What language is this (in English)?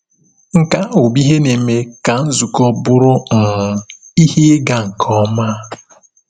Igbo